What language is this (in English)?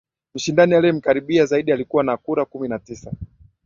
Swahili